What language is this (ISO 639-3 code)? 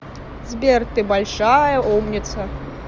rus